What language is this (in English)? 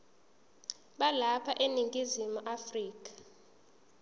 Zulu